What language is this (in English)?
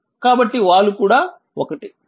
Telugu